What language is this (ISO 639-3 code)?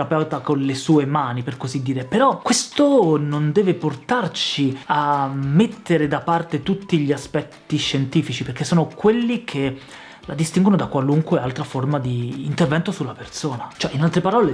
ita